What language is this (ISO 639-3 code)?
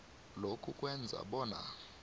nbl